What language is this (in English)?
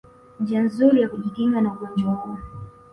Swahili